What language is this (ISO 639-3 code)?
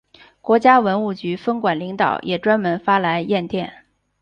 zho